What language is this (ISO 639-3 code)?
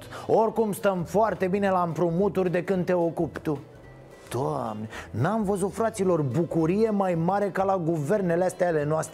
ron